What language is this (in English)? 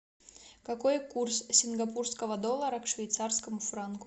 Russian